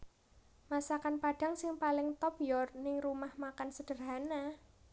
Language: Javanese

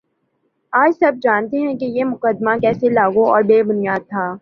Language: Urdu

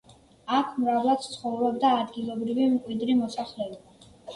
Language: Georgian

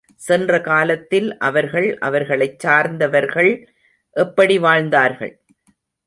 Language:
Tamil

